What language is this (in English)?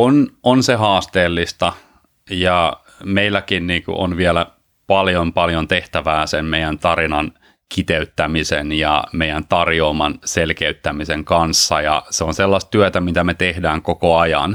Finnish